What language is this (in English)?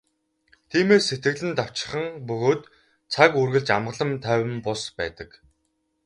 Mongolian